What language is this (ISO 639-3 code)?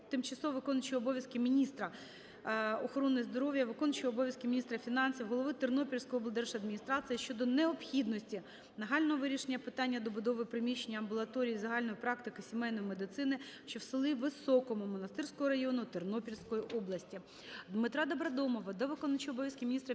ukr